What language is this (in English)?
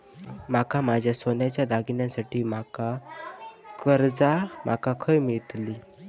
Marathi